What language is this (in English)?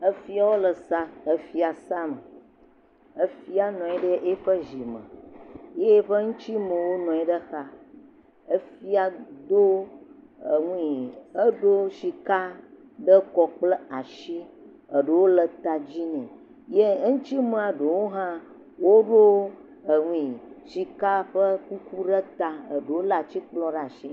Ewe